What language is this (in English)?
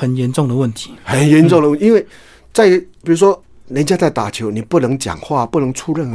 Chinese